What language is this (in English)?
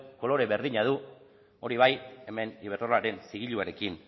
Basque